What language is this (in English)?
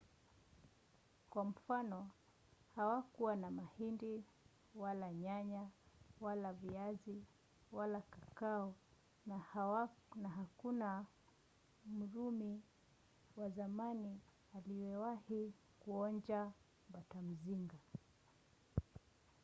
Swahili